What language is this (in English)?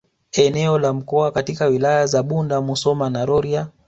Swahili